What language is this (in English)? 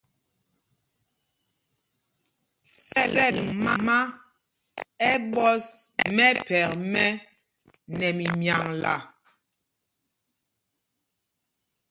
Mpumpong